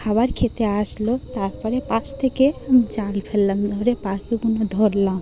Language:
Bangla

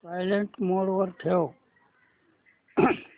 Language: Marathi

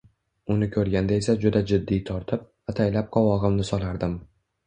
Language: Uzbek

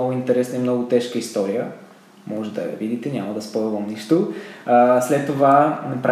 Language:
Bulgarian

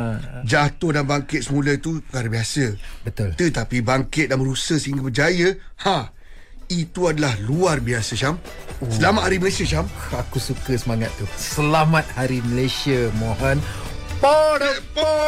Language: Malay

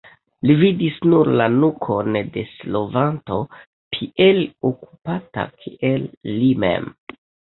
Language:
Esperanto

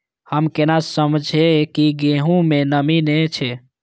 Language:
Maithili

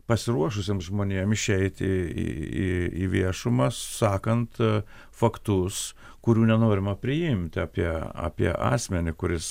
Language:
Lithuanian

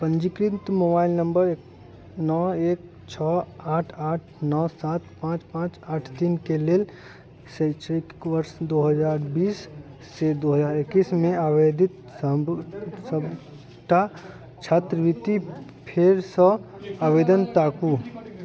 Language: Maithili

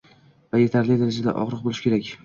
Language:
Uzbek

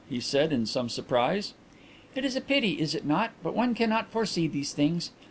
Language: English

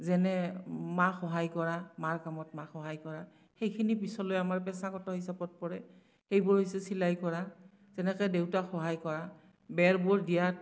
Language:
Assamese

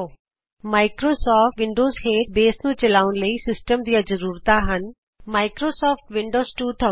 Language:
Punjabi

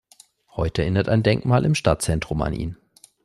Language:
German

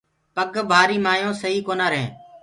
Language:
Gurgula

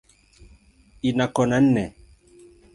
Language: Swahili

